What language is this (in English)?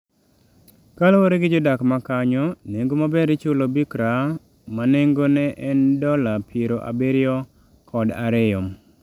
Luo (Kenya and Tanzania)